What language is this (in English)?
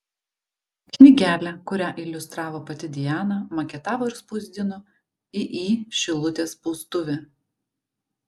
Lithuanian